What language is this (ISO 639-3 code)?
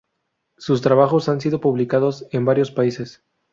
spa